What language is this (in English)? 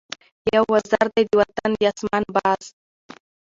Pashto